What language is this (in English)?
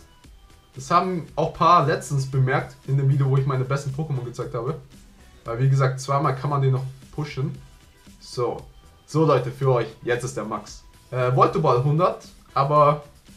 German